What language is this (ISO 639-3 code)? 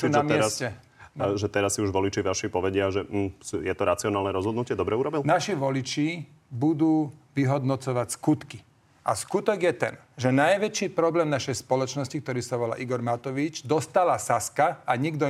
slk